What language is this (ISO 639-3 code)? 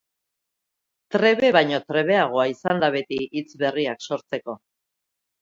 eus